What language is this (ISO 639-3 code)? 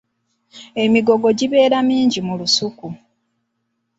lug